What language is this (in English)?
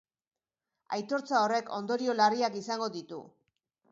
Basque